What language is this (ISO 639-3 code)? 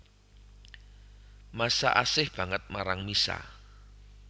jav